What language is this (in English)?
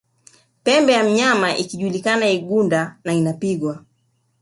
Swahili